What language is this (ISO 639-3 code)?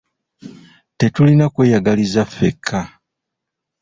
lug